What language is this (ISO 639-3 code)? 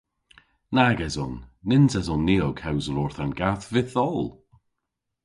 cor